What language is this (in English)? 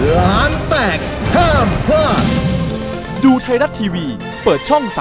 Thai